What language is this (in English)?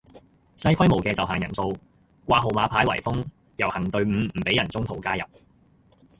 Cantonese